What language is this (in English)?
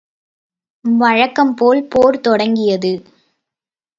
Tamil